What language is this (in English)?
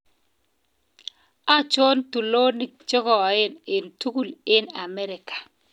Kalenjin